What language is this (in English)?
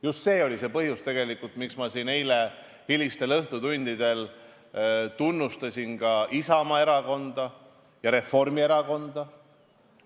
Estonian